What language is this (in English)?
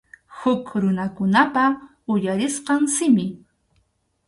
Arequipa-La Unión Quechua